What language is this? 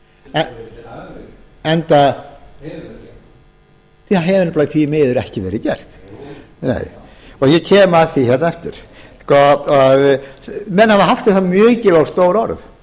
Icelandic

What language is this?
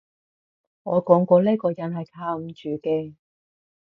Cantonese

